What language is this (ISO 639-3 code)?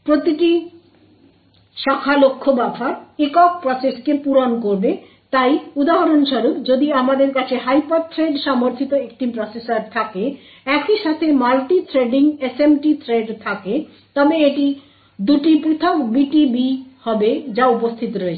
ben